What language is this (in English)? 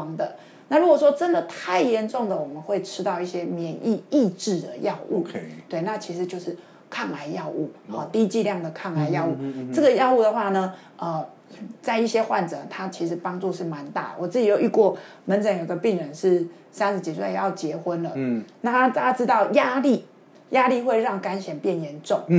Chinese